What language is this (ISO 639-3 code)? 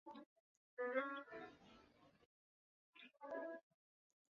zho